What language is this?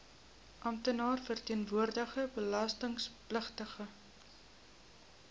Afrikaans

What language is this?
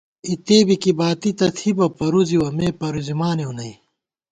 Gawar-Bati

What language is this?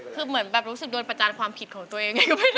Thai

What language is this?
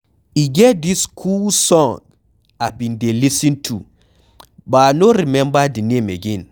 Nigerian Pidgin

